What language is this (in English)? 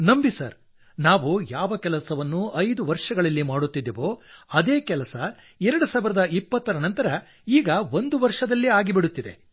Kannada